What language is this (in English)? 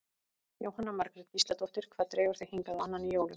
Icelandic